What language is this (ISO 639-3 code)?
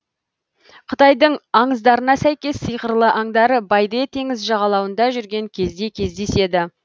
kaz